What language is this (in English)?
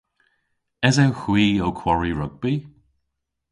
Cornish